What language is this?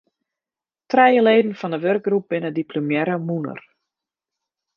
Western Frisian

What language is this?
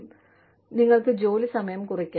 Malayalam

